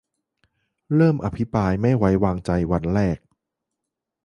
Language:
Thai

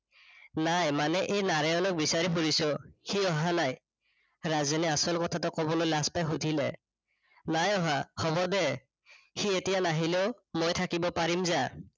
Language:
Assamese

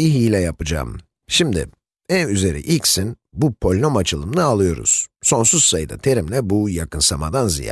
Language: Turkish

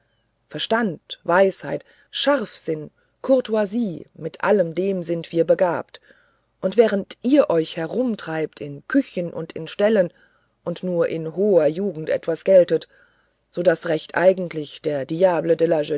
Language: German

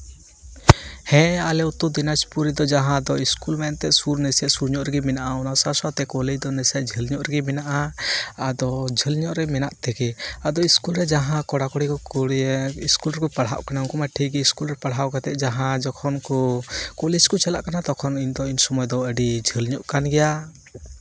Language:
Santali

